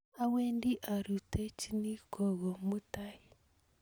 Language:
Kalenjin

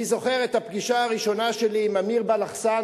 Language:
Hebrew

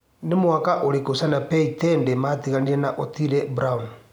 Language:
Kikuyu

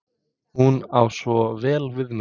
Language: Icelandic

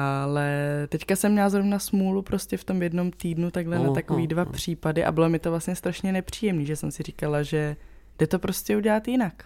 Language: Czech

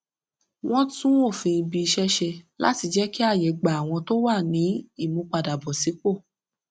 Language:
Yoruba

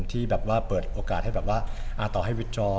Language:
Thai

